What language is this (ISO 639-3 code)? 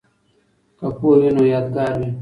pus